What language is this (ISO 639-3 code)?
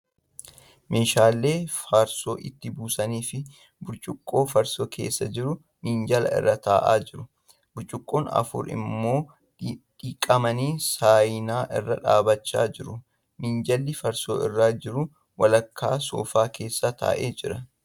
orm